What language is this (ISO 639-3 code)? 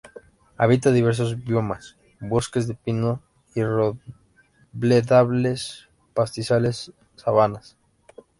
spa